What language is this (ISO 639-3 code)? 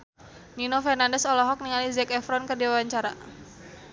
sun